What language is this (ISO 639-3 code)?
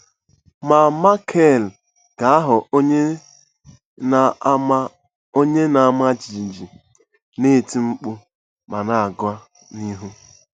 ibo